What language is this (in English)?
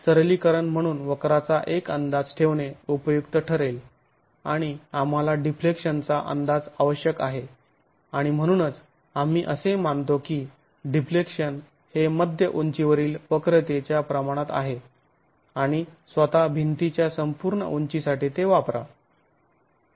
Marathi